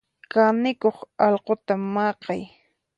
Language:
Puno Quechua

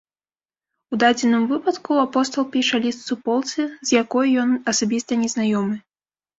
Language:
Belarusian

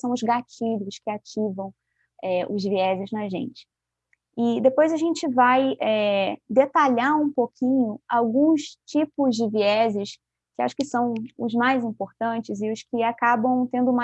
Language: Portuguese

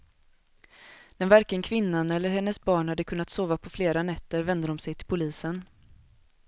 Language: Swedish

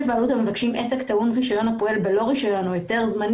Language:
Hebrew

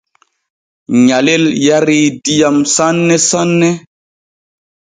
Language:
Borgu Fulfulde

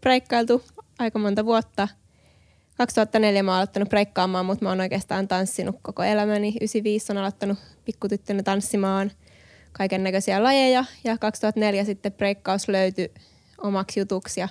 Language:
Finnish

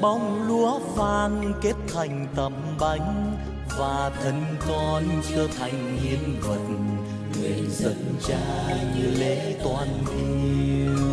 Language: Vietnamese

